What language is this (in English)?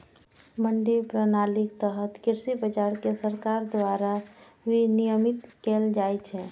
Maithili